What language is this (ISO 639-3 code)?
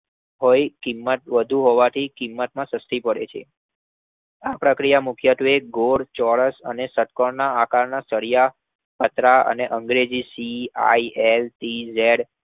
guj